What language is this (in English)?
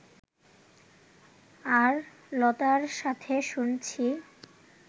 Bangla